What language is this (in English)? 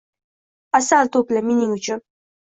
Uzbek